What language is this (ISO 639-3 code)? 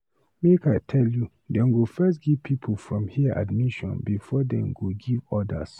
pcm